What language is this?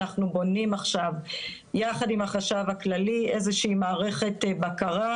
Hebrew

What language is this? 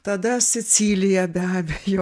Lithuanian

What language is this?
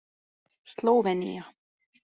Icelandic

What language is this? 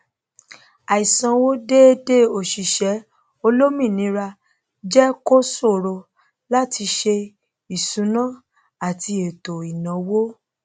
Yoruba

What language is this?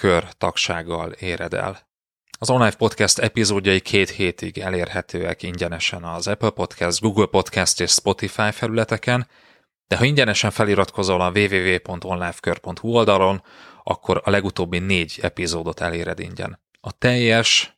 Hungarian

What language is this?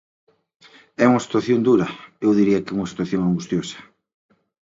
Galician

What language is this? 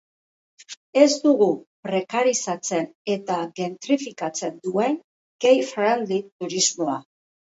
Basque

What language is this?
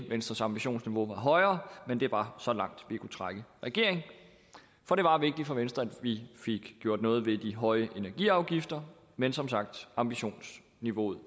Danish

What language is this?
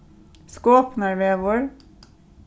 Faroese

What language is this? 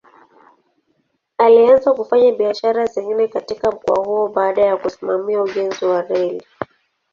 Swahili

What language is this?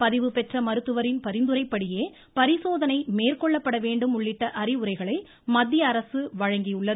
Tamil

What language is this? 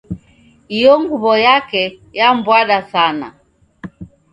Taita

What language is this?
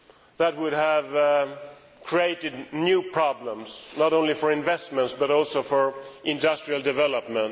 English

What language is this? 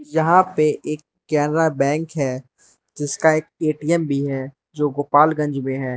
Hindi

